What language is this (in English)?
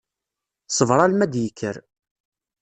Kabyle